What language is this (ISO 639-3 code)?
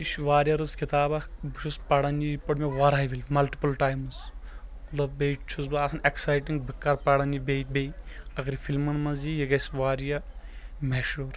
kas